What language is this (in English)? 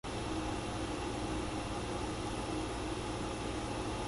Japanese